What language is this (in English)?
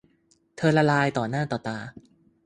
Thai